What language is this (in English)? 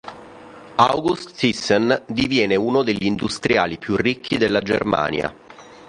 Italian